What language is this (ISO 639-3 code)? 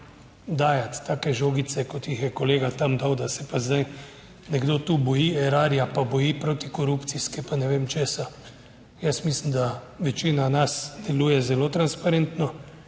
slv